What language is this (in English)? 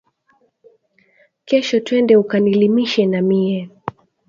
Swahili